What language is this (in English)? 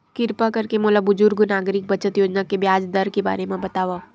Chhattisgarhi